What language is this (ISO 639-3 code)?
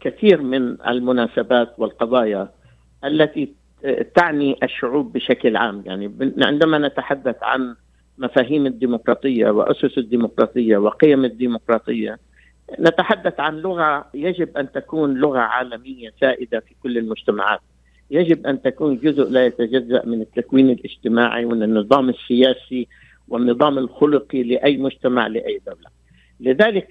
ara